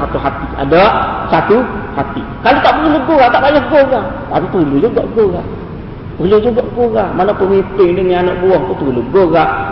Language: Malay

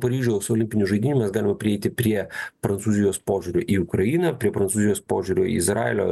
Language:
Lithuanian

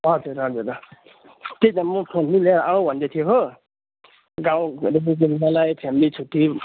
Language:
Nepali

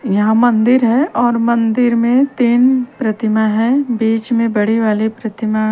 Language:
Hindi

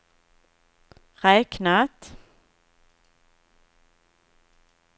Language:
Swedish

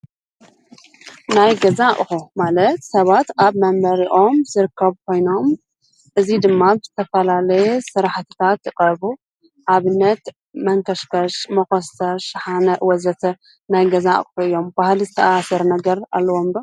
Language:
Tigrinya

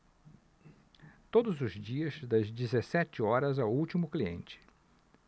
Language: Portuguese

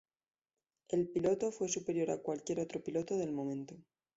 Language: Spanish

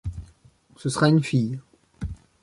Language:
French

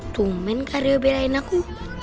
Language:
Indonesian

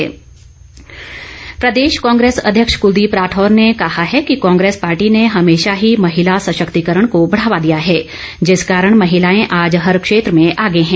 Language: Hindi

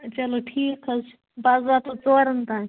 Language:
Kashmiri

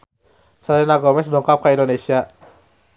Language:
Sundanese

